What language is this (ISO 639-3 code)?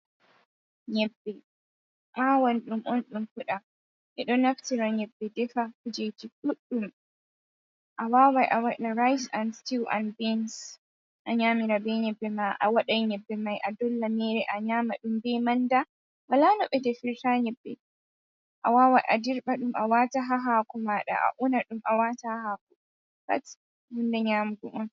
ful